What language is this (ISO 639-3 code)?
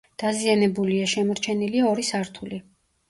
kat